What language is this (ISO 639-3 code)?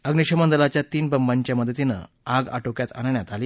mar